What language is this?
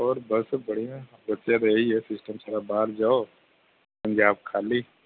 Punjabi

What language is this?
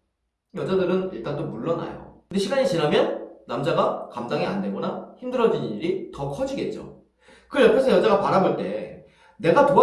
Korean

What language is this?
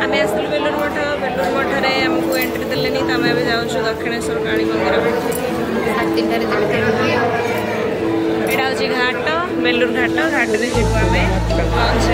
Italian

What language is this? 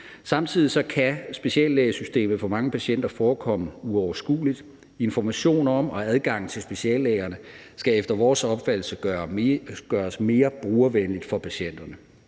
Danish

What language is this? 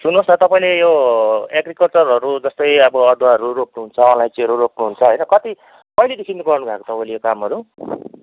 Nepali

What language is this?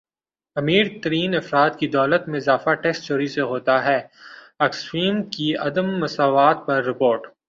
Urdu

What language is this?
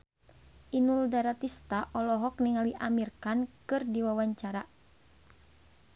Sundanese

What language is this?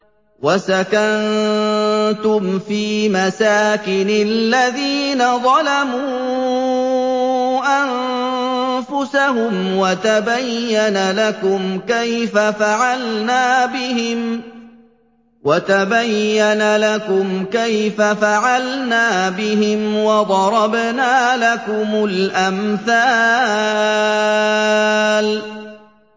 Arabic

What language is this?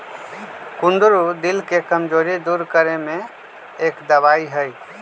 Magahi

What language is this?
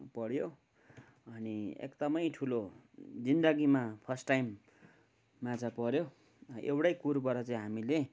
Nepali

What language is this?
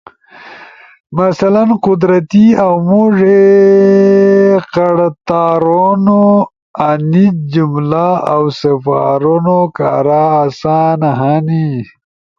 Ushojo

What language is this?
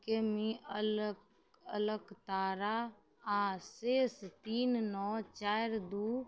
Maithili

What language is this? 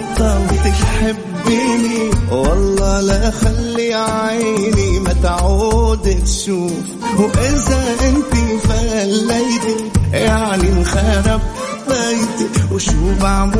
Arabic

